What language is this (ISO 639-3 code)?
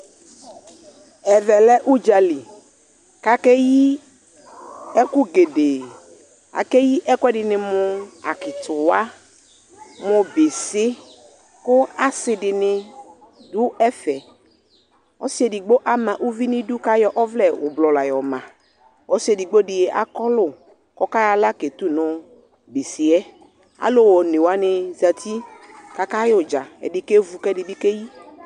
kpo